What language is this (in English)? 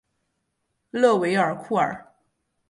Chinese